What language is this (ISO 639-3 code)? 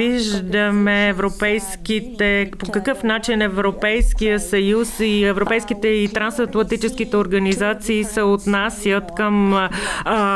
bul